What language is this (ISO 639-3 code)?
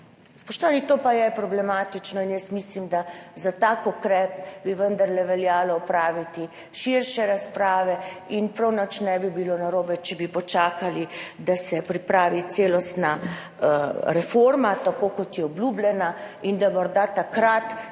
slv